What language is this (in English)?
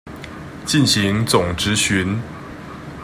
Chinese